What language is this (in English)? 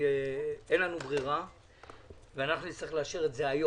Hebrew